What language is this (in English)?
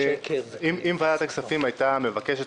Hebrew